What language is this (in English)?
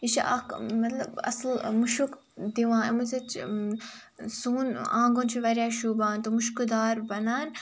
Kashmiri